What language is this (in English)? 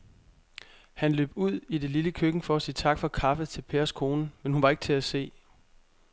Danish